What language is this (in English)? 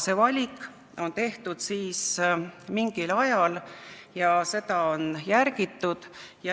Estonian